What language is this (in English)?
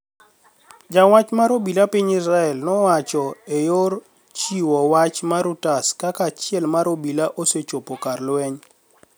Luo (Kenya and Tanzania)